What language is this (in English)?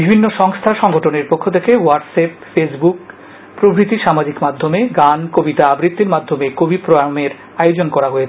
Bangla